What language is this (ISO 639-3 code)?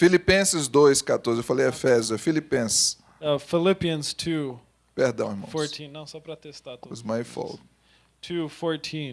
por